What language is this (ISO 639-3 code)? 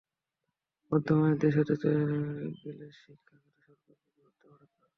ben